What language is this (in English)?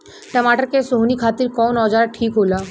Bhojpuri